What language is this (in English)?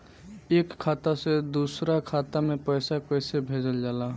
Bhojpuri